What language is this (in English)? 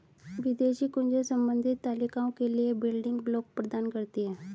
Hindi